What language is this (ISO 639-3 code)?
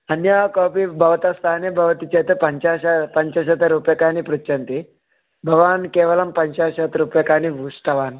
san